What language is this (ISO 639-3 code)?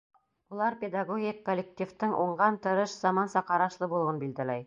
bak